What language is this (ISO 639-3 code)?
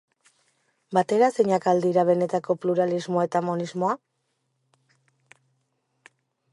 eus